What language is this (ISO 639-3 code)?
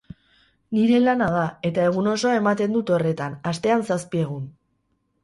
eus